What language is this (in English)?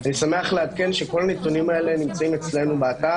Hebrew